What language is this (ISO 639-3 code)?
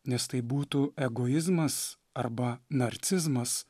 lit